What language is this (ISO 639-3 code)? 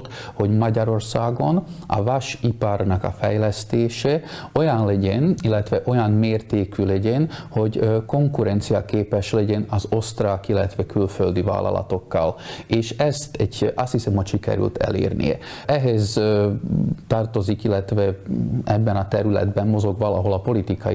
hun